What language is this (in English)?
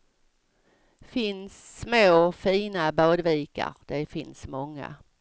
Swedish